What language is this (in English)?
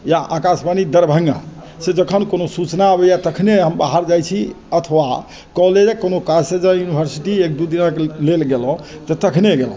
Maithili